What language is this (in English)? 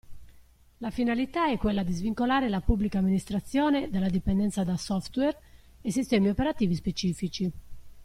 Italian